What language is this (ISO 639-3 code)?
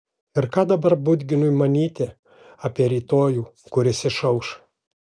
lit